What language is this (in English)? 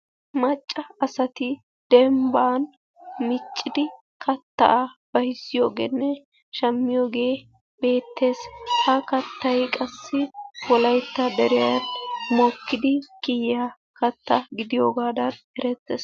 Wolaytta